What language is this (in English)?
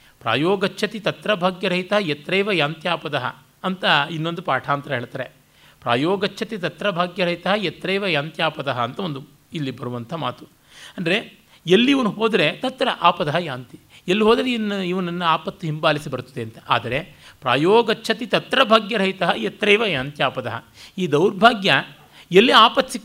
Kannada